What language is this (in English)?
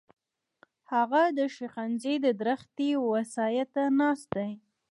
Pashto